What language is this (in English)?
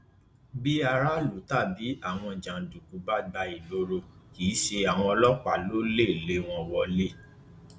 Yoruba